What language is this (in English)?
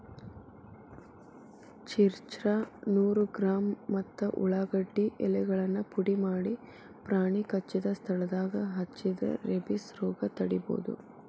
Kannada